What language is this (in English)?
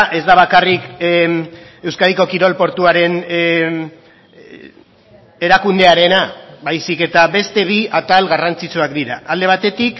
Basque